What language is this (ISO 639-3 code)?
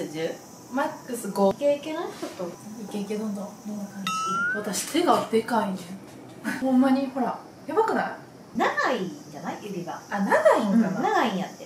jpn